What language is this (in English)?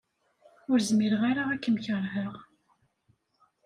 Kabyle